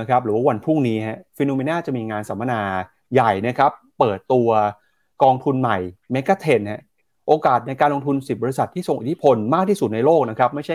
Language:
Thai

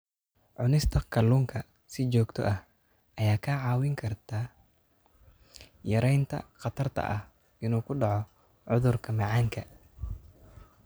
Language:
Somali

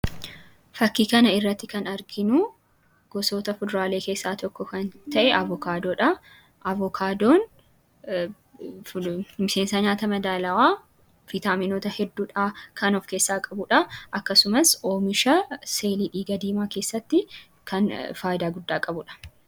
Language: Oromo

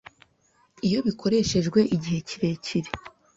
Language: Kinyarwanda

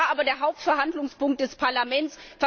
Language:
German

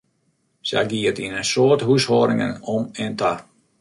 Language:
Western Frisian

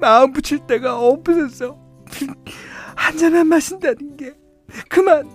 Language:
Korean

